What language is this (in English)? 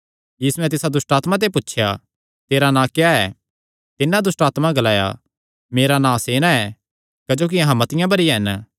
Kangri